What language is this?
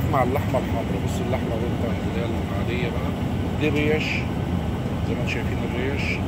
Arabic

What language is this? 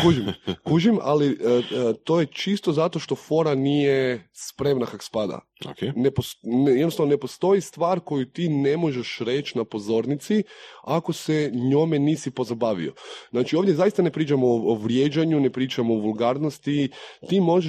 Croatian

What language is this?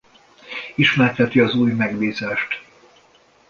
Hungarian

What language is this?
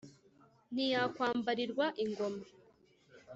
Kinyarwanda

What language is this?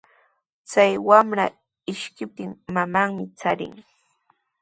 Sihuas Ancash Quechua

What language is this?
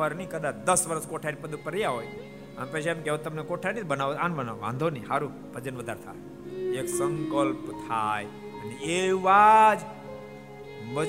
Gujarati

